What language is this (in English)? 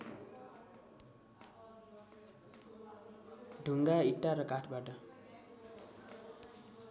Nepali